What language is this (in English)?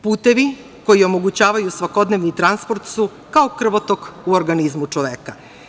Serbian